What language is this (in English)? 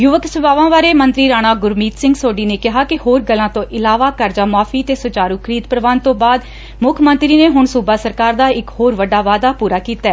Punjabi